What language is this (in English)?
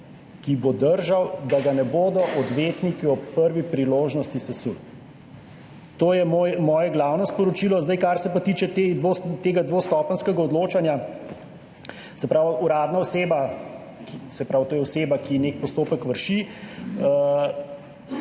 Slovenian